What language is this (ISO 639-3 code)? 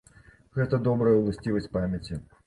bel